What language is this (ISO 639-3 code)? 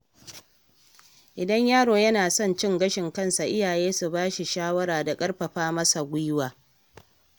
hau